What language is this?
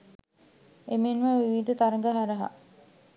Sinhala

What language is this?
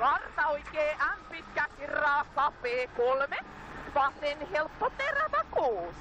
Finnish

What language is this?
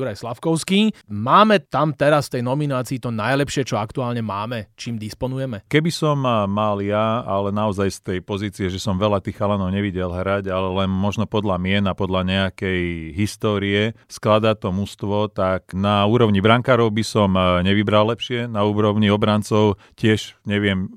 Slovak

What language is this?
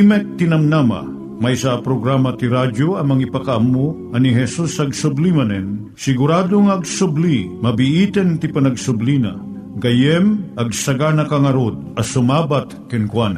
Filipino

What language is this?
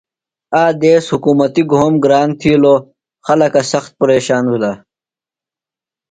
Phalura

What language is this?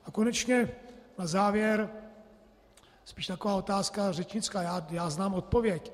Czech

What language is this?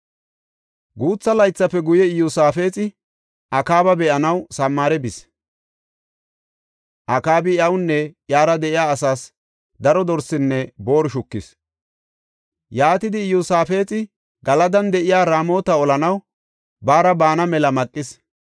Gofa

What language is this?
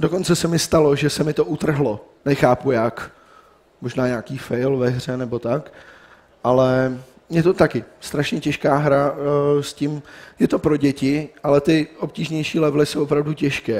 Czech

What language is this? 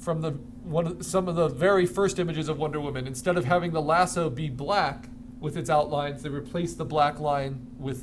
English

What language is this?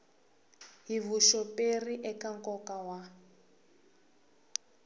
Tsonga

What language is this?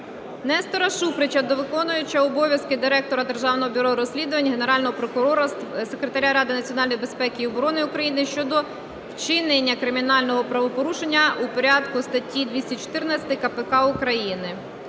Ukrainian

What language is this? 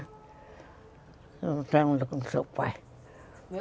Portuguese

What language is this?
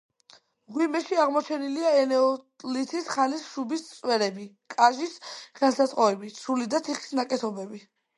Georgian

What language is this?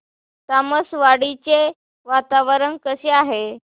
Marathi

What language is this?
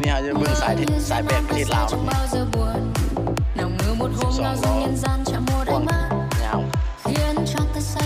Thai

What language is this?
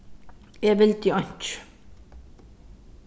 Faroese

